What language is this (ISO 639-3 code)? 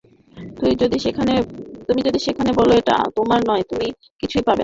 ben